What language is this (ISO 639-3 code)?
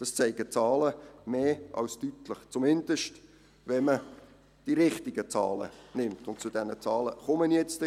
gsw